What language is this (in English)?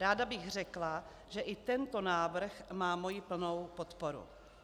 Czech